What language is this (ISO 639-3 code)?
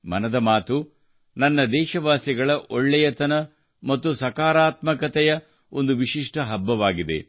kan